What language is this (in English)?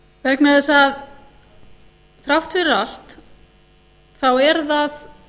Icelandic